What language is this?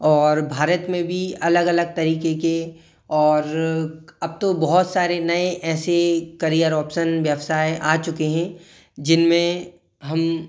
Hindi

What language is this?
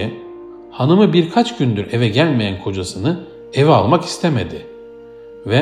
Turkish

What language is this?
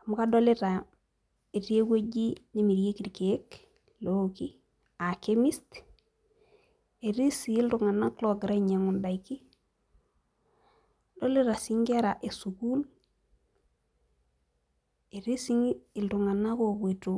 Masai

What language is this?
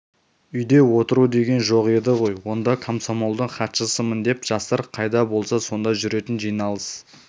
Kazakh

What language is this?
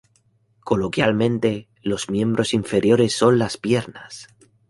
Spanish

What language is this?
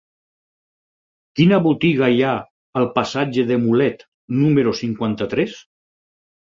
Catalan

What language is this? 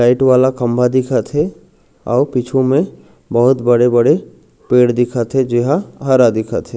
Chhattisgarhi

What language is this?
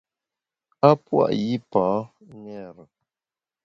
Bamun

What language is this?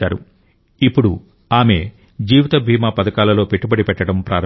Telugu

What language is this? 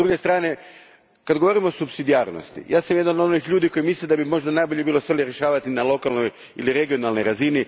Croatian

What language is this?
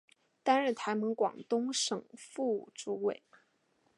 Chinese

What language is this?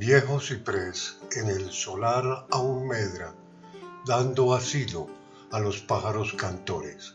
Spanish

